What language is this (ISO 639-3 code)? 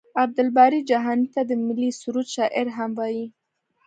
pus